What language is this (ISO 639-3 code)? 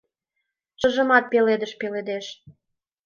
chm